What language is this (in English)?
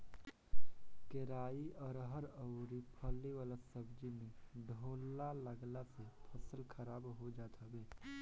Bhojpuri